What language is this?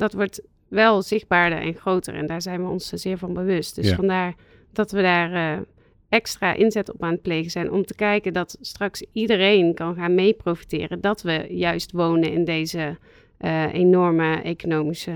Dutch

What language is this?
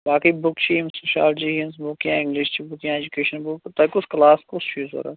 Kashmiri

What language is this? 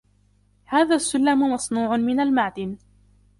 Arabic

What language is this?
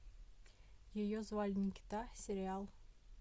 Russian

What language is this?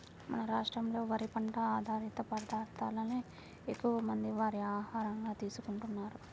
Telugu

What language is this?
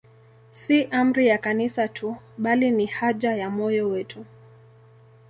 Swahili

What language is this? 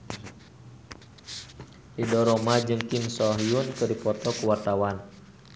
Sundanese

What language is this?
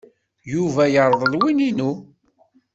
Kabyle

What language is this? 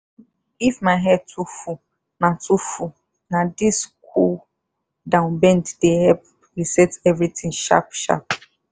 Nigerian Pidgin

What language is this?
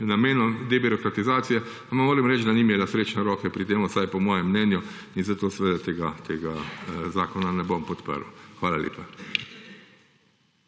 Slovenian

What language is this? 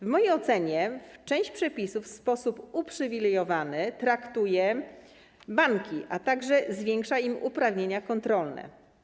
Polish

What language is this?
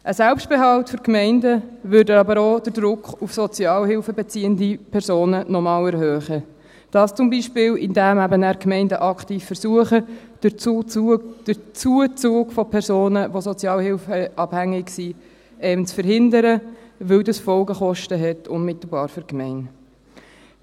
Swiss German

